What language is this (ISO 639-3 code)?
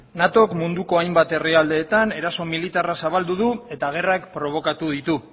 eus